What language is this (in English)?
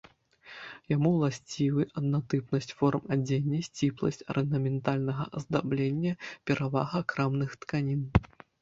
Belarusian